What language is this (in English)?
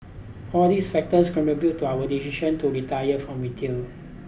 English